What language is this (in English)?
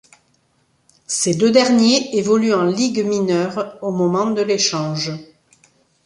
French